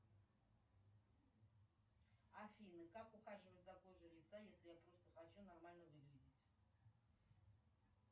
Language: Russian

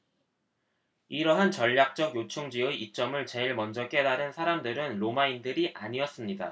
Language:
Korean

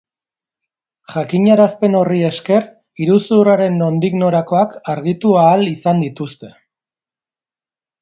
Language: Basque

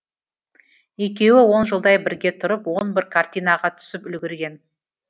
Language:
Kazakh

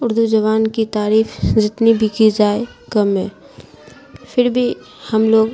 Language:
Urdu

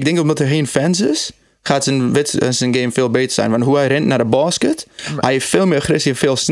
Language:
Dutch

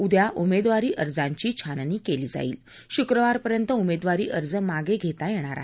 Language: Marathi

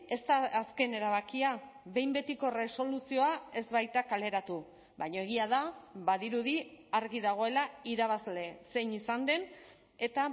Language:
Basque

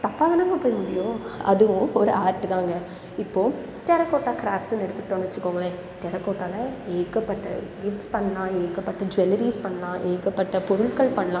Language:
Tamil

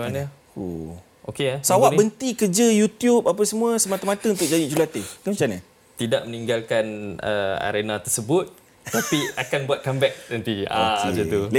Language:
Malay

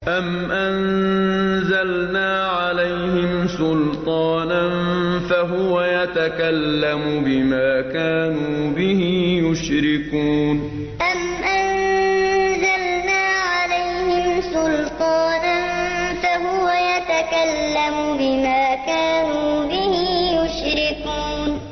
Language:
Arabic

